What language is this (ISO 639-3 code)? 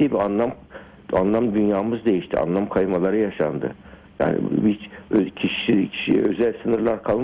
tur